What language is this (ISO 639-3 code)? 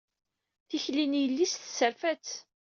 kab